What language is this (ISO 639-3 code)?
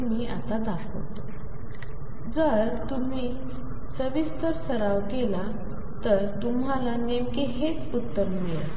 mar